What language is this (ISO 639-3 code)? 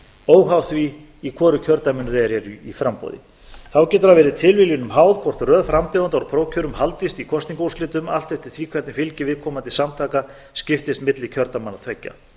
isl